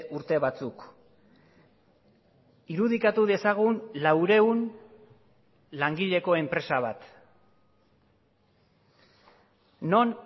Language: Basque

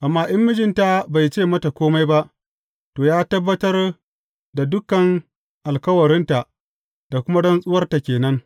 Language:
Hausa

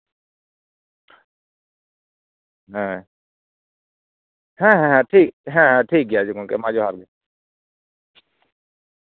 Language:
Santali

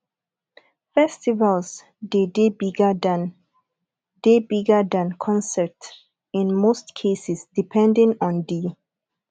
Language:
Nigerian Pidgin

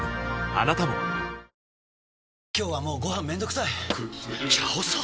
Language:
Japanese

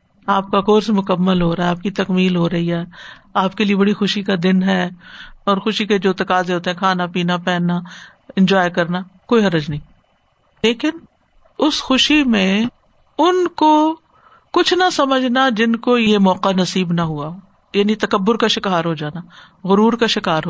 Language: Urdu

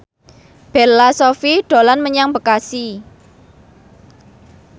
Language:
Javanese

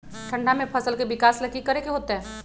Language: Magahi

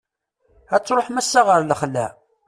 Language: Kabyle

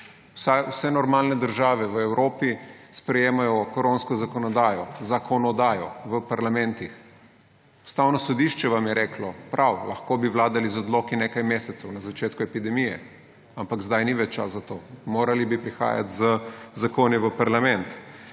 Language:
Slovenian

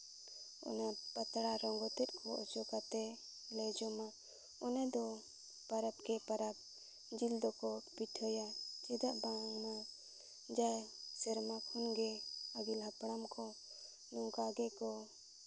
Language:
Santali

